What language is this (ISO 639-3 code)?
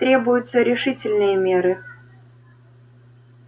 rus